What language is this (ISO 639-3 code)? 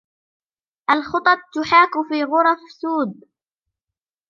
ara